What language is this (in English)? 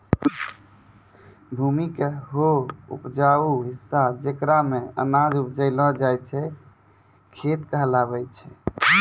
Maithili